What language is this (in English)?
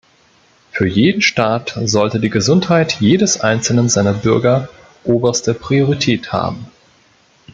German